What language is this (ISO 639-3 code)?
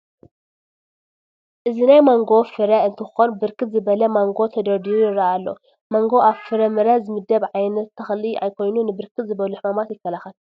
tir